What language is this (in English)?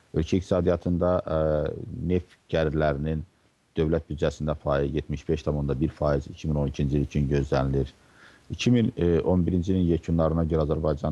Turkish